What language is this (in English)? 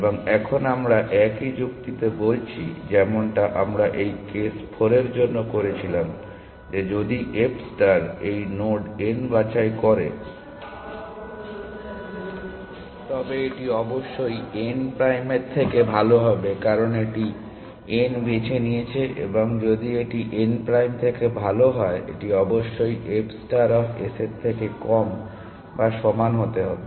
Bangla